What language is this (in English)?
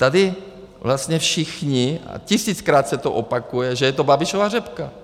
Czech